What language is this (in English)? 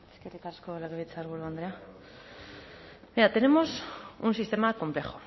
Basque